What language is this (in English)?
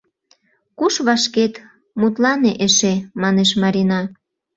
Mari